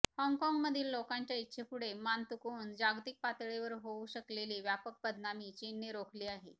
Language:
Marathi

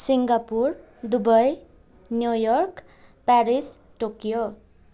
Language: Nepali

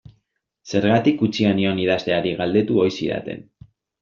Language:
Basque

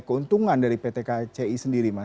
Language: Indonesian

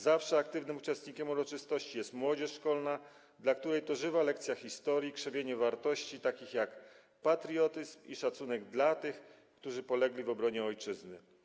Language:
Polish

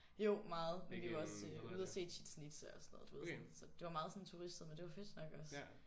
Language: Danish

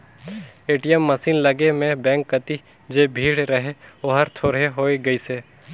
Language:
Chhattisgarhi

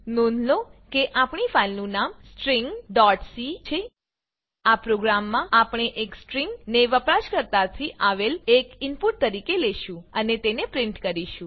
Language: Gujarati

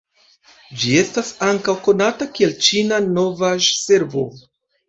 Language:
Esperanto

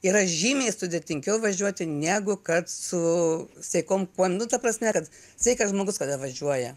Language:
Lithuanian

